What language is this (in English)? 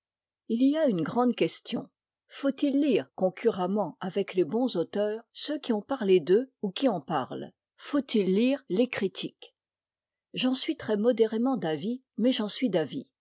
French